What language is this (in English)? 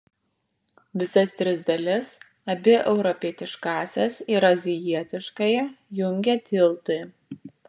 Lithuanian